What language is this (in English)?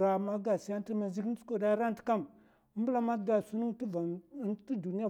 Mafa